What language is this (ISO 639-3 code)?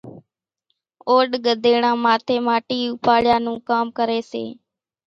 gjk